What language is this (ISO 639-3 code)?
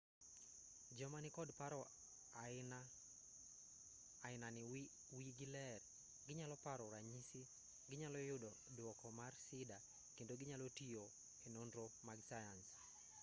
luo